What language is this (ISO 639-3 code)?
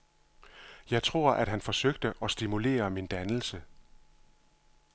dan